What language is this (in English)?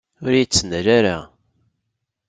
Kabyle